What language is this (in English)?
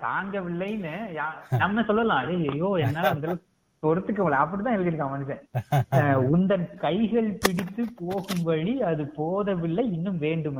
Tamil